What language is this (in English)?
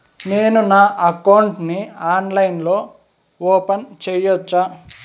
Telugu